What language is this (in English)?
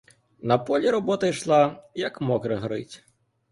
Ukrainian